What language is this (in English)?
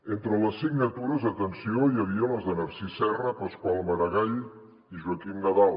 Catalan